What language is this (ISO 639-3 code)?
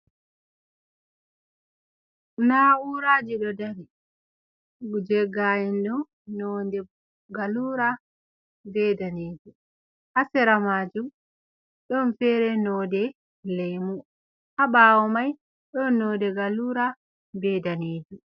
ful